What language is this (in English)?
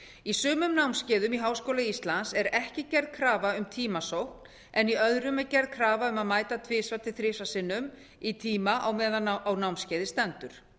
Icelandic